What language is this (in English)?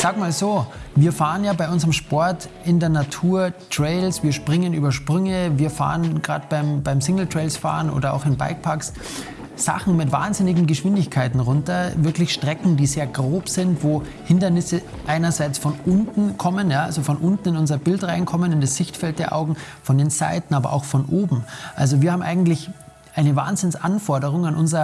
German